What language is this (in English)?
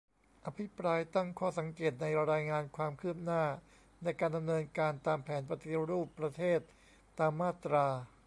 Thai